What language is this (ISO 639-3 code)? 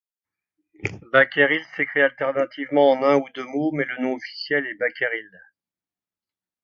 fra